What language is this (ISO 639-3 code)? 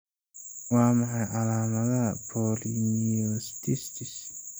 som